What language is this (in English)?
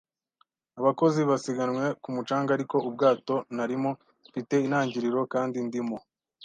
Kinyarwanda